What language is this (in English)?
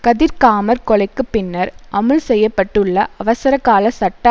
Tamil